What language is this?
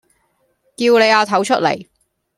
Cantonese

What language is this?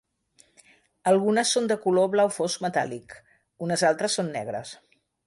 Catalan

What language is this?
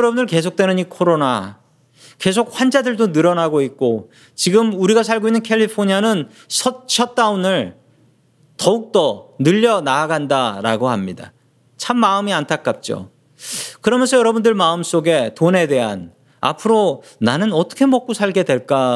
Korean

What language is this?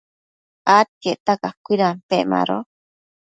Matsés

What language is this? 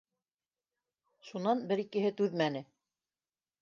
Bashkir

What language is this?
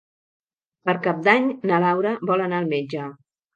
Catalan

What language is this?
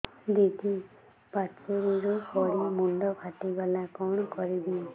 Odia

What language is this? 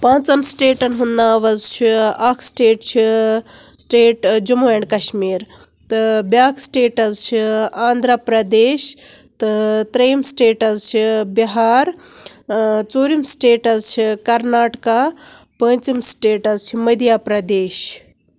Kashmiri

